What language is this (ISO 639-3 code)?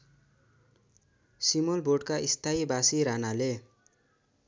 nep